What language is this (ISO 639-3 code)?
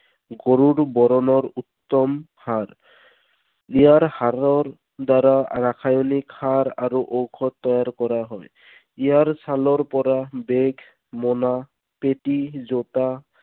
asm